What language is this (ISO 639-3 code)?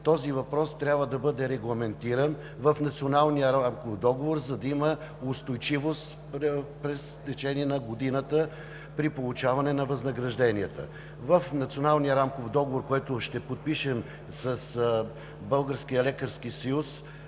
bul